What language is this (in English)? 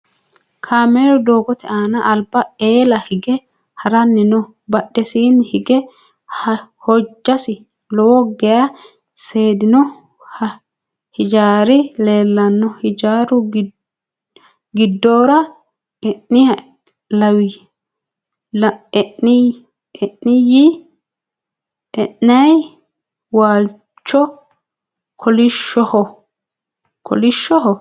Sidamo